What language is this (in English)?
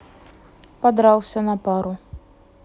Russian